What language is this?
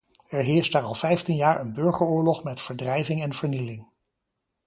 Dutch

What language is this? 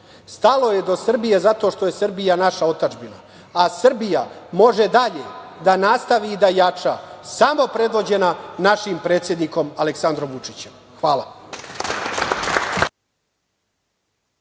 Serbian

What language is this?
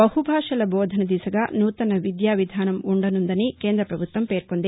Telugu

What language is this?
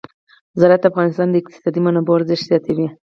Pashto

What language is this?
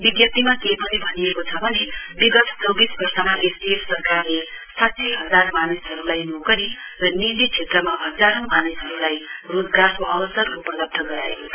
Nepali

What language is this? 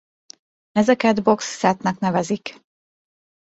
Hungarian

